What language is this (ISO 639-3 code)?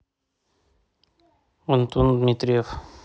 rus